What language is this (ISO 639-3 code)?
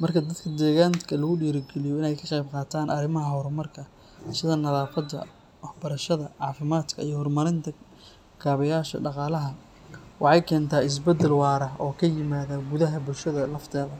som